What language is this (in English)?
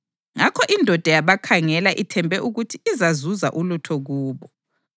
North Ndebele